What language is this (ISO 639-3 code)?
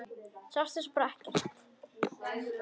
isl